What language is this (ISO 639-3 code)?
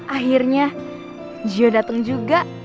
ind